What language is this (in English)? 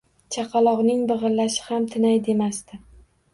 Uzbek